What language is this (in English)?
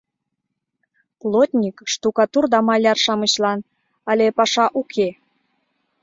Mari